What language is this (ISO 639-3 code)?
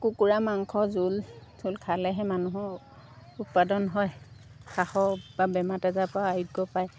asm